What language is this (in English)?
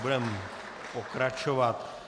Czech